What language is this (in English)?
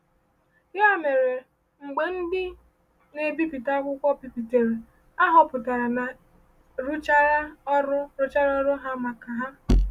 Igbo